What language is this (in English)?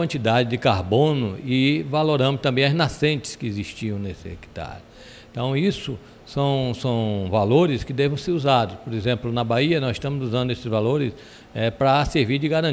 Portuguese